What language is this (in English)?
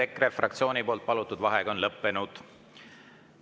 Estonian